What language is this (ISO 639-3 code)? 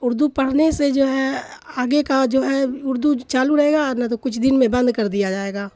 urd